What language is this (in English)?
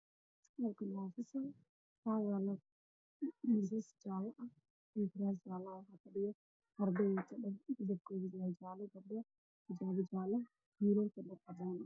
Somali